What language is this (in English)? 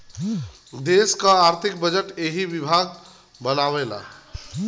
Bhojpuri